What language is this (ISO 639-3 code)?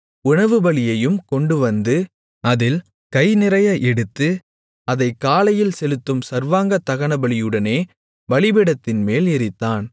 tam